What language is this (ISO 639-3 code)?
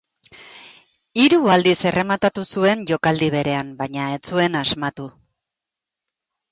eus